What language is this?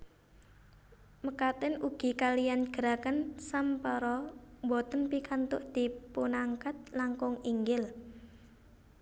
Javanese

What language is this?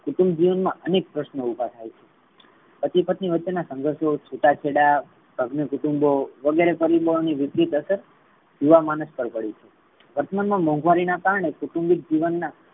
Gujarati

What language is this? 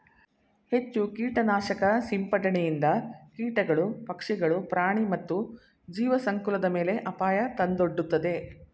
Kannada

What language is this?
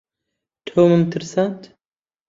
Central Kurdish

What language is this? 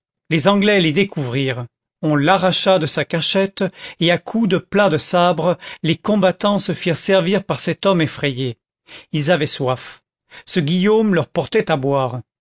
French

